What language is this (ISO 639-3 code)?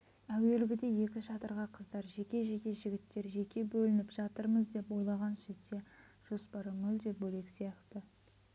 kaz